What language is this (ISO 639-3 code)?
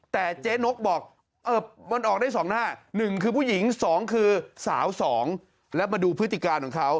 tha